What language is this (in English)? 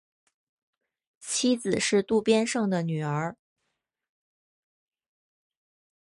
Chinese